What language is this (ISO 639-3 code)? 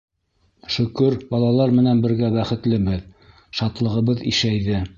bak